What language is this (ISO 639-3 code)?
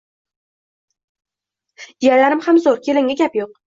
uzb